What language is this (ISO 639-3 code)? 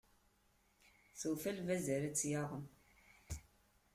kab